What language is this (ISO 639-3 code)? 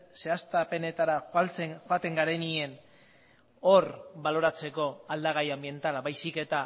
eus